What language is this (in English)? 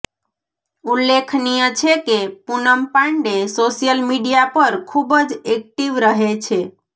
Gujarati